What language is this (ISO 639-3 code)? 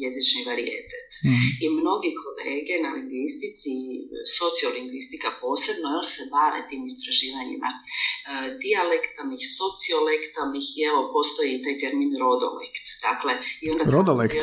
hrv